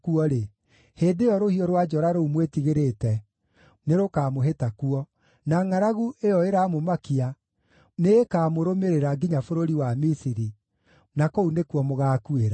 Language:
Kikuyu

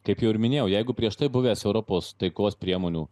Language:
Lithuanian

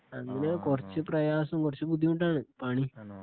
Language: Malayalam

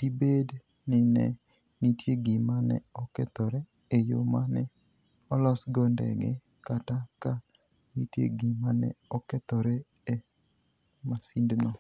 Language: Luo (Kenya and Tanzania)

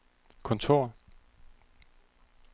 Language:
Danish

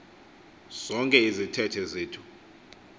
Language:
Xhosa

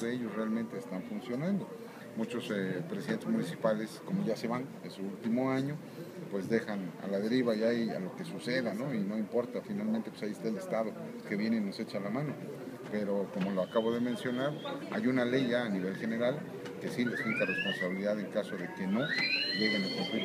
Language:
Spanish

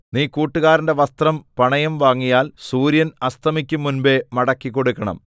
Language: Malayalam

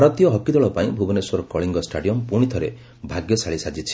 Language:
Odia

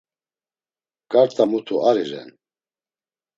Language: Laz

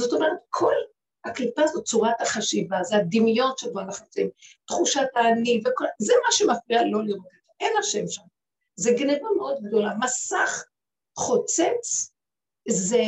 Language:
Hebrew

